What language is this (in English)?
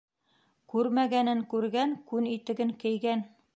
Bashkir